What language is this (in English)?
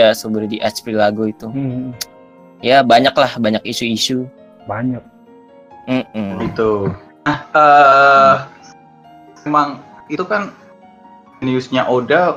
Indonesian